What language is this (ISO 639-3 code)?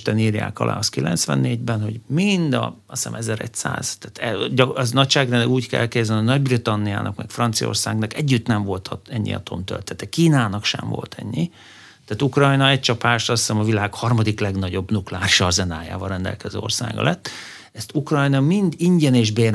hun